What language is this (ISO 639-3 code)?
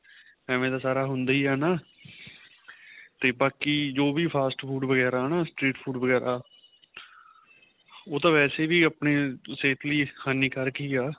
pan